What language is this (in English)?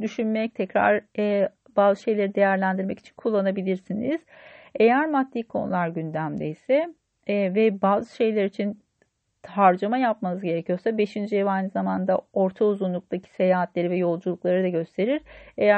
Turkish